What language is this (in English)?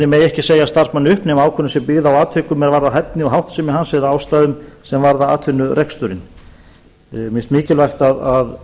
Icelandic